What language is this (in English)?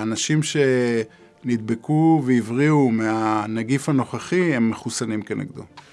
Hebrew